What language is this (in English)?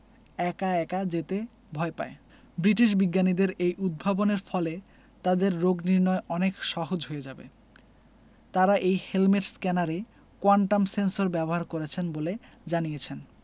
Bangla